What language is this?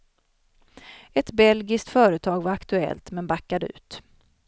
Swedish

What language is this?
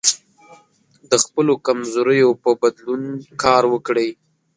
Pashto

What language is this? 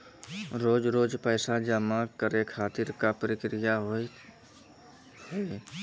Maithili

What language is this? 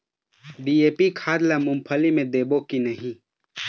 Chhattisgarhi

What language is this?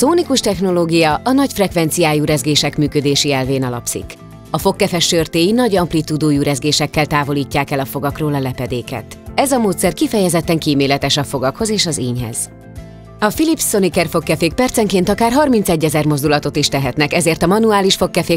Hungarian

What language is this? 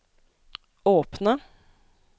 Norwegian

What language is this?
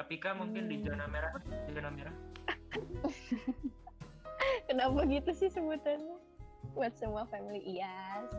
Indonesian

